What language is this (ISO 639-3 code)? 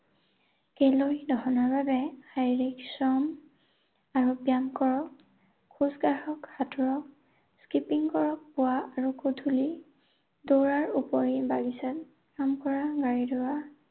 asm